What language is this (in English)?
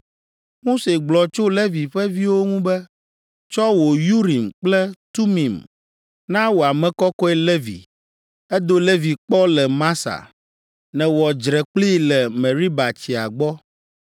Ewe